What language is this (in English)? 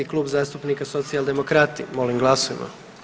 Croatian